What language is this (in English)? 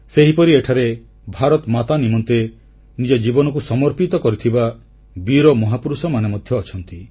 Odia